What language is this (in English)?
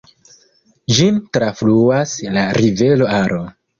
Esperanto